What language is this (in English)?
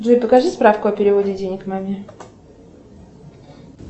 Russian